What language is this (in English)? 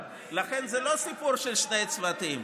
Hebrew